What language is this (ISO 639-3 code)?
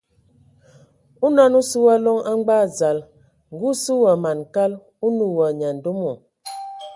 ewo